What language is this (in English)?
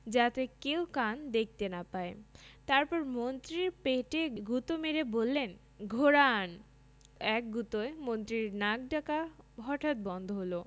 Bangla